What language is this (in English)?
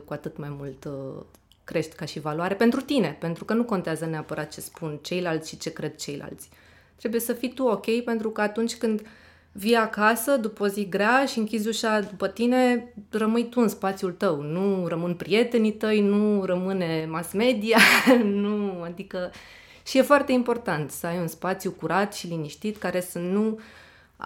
Romanian